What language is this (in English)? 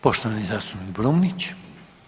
Croatian